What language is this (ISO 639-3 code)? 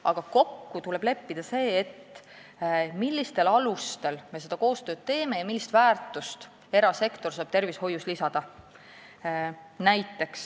est